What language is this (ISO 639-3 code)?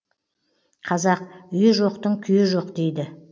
kaz